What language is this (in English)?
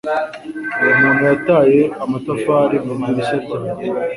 Kinyarwanda